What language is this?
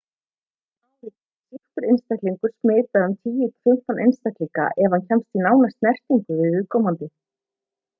Icelandic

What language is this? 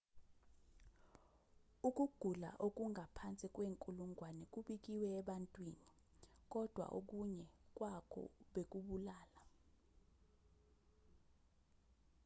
Zulu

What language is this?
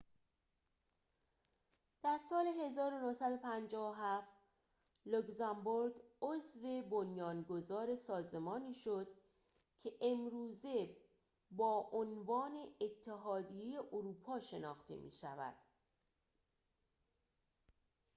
Persian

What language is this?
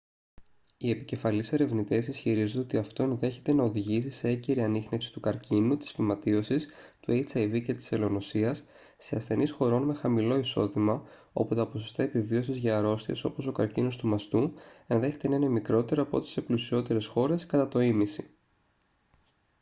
Greek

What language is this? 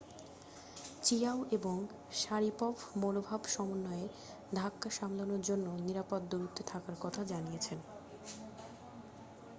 Bangla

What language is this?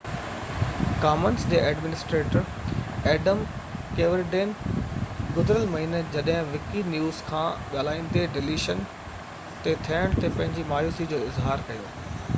Sindhi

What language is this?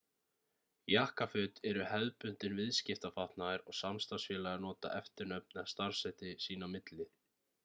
Icelandic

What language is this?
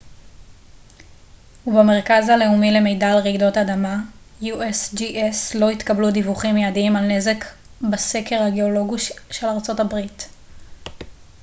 Hebrew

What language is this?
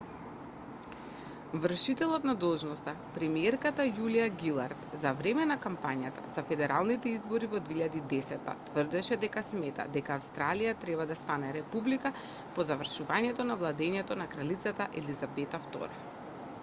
Macedonian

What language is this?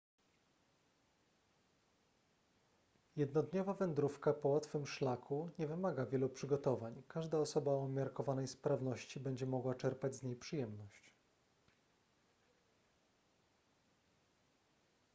Polish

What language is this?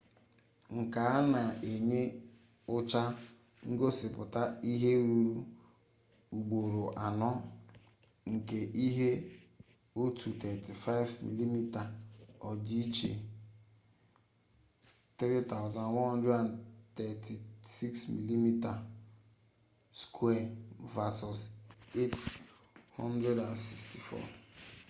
Igbo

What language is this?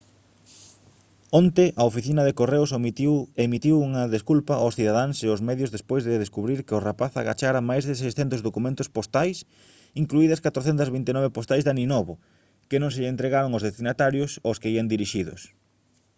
Galician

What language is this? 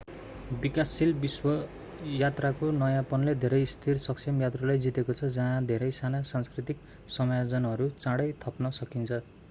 Nepali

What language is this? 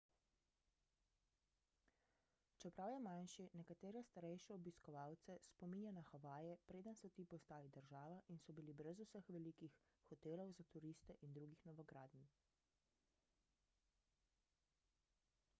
Slovenian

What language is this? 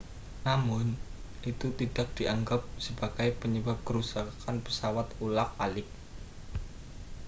Indonesian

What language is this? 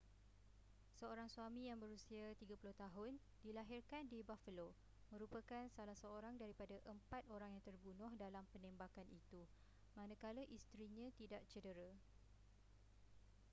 Malay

